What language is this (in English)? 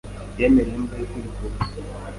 Kinyarwanda